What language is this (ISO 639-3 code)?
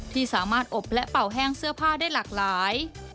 tha